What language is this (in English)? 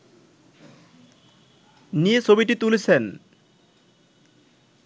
Bangla